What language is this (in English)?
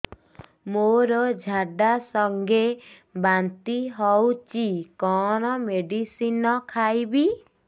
Odia